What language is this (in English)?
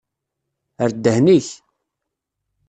Kabyle